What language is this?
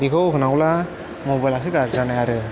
Bodo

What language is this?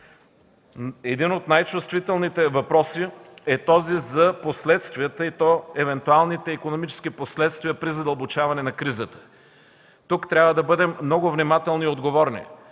Bulgarian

